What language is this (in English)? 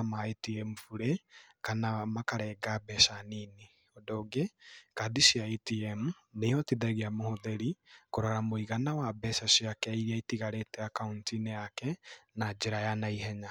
Kikuyu